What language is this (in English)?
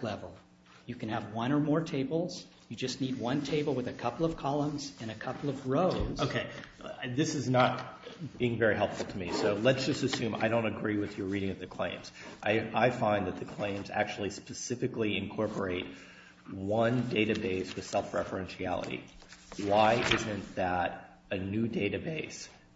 English